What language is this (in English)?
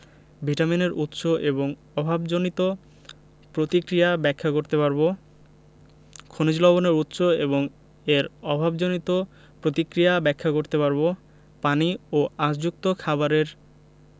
Bangla